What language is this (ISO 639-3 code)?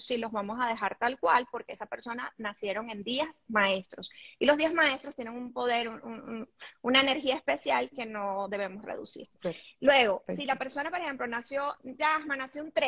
spa